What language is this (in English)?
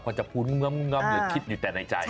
Thai